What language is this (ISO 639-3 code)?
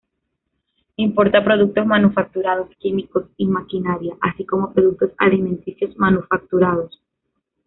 spa